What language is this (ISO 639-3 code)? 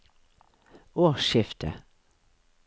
nor